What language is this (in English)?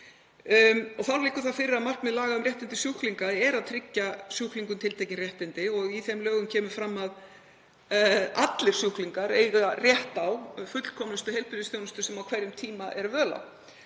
Icelandic